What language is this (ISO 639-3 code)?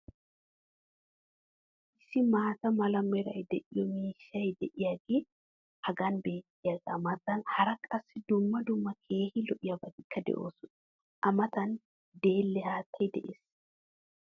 wal